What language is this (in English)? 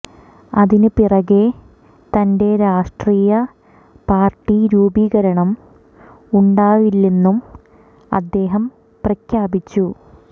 Malayalam